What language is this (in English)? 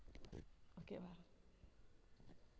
Tamil